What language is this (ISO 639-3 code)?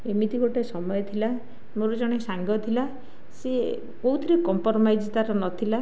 ori